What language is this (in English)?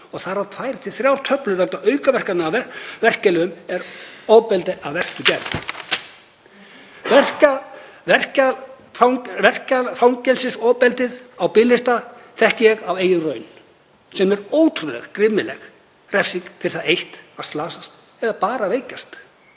Icelandic